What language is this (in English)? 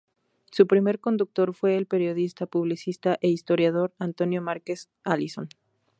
Spanish